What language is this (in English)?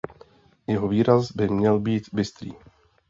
Czech